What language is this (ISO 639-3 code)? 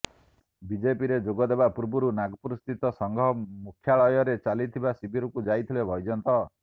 ori